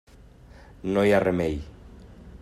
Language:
Catalan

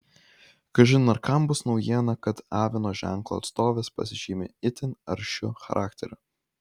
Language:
Lithuanian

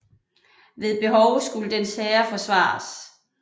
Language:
Danish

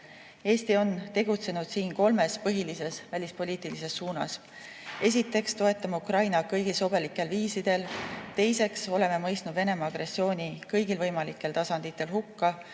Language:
Estonian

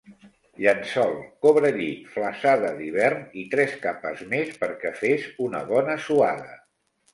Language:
Catalan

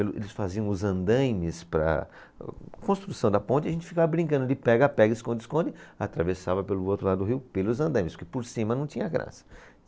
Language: Portuguese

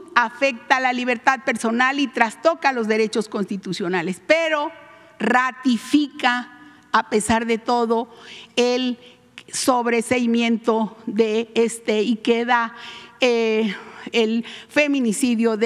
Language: Spanish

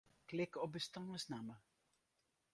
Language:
Western Frisian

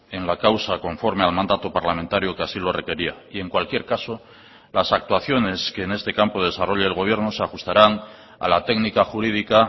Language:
Spanish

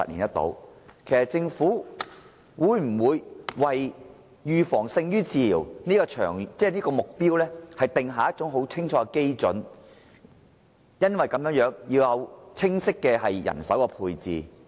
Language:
Cantonese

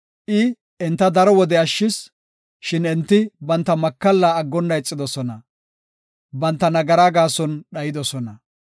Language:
Gofa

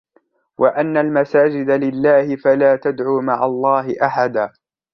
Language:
Arabic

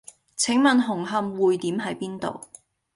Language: Cantonese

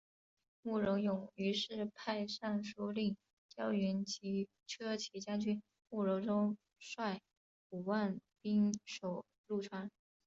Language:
Chinese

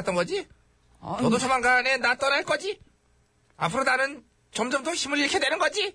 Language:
Korean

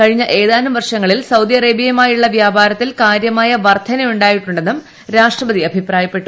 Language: Malayalam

